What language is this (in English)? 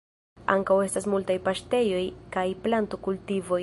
Esperanto